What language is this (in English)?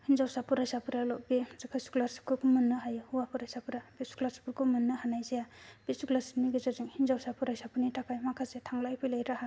Bodo